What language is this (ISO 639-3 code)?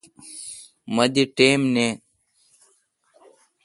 xka